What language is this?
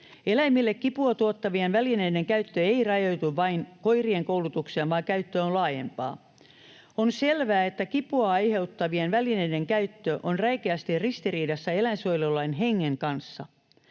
Finnish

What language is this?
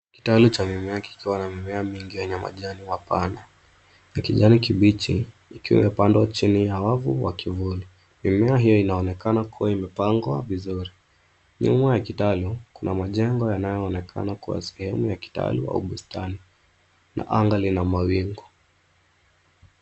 Swahili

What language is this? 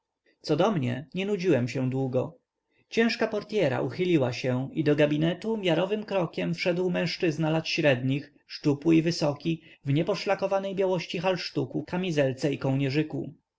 Polish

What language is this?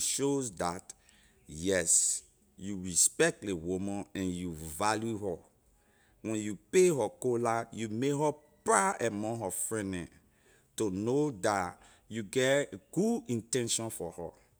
Liberian English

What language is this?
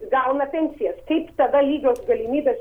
Lithuanian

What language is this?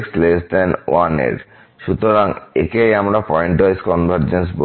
Bangla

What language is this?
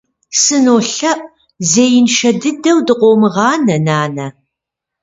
Kabardian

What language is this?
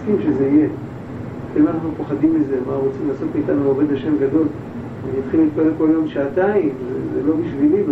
Hebrew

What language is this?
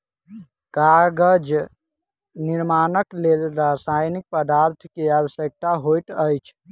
Maithili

